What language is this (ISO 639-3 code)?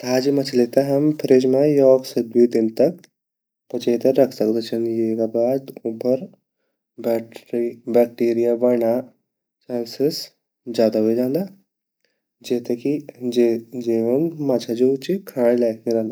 gbm